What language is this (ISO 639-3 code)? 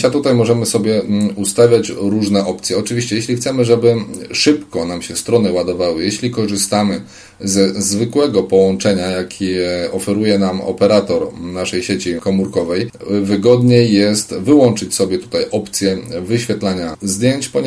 pol